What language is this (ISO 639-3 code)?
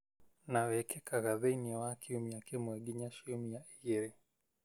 kik